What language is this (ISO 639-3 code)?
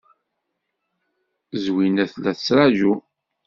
kab